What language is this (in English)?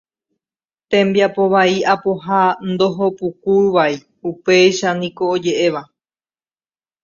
Guarani